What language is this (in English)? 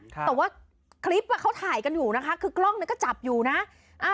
Thai